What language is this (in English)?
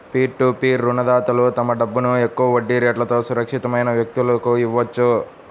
Telugu